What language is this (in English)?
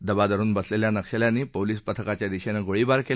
Marathi